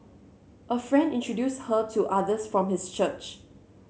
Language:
English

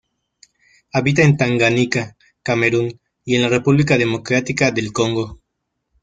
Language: Spanish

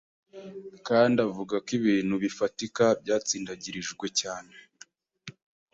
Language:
Kinyarwanda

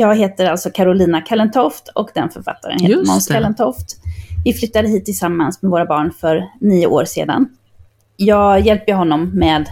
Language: Swedish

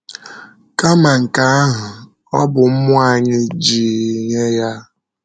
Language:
Igbo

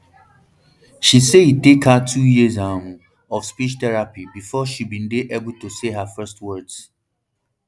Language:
Nigerian Pidgin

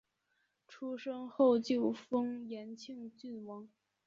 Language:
Chinese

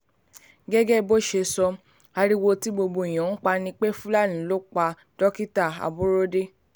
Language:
Yoruba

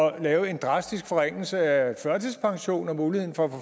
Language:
Danish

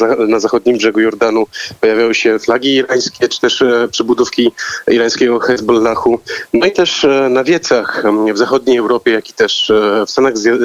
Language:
Polish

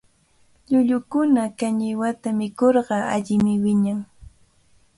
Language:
Cajatambo North Lima Quechua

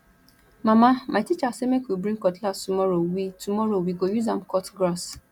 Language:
Nigerian Pidgin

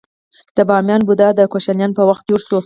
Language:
Pashto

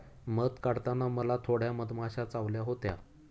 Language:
Marathi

